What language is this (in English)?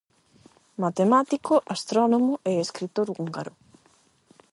Galician